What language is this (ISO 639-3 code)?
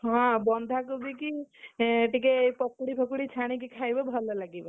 ori